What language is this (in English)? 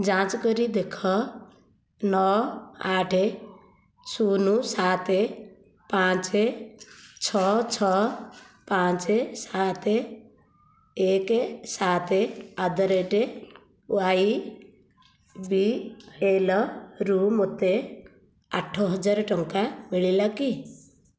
Odia